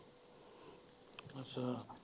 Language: Punjabi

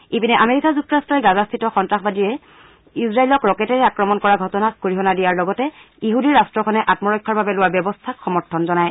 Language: Assamese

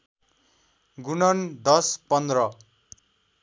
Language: Nepali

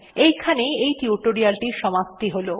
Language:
Bangla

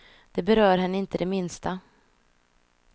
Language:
Swedish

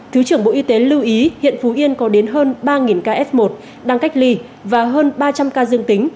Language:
Vietnamese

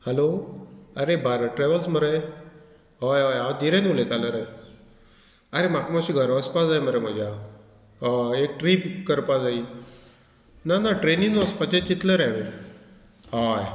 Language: Konkani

